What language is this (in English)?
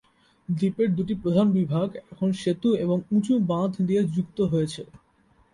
Bangla